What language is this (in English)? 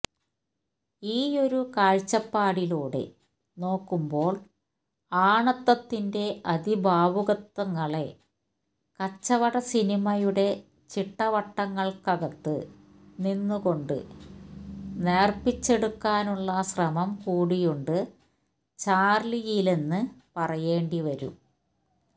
Malayalam